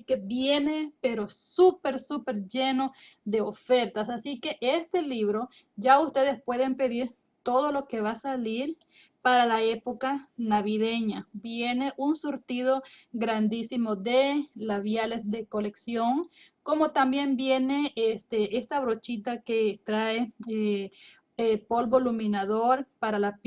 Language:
Spanish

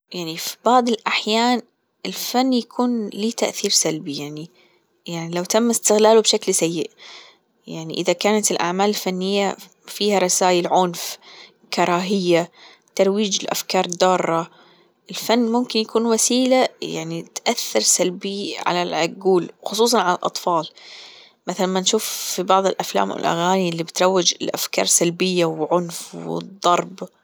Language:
Gulf Arabic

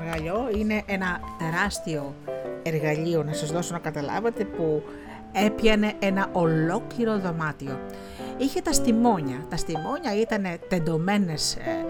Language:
Greek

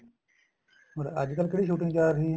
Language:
Punjabi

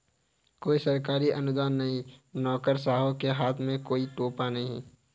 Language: Hindi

